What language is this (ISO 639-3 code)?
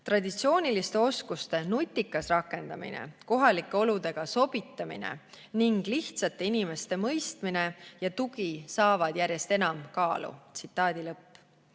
est